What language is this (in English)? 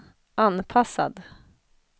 Swedish